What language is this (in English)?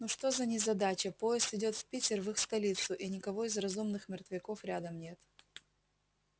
Russian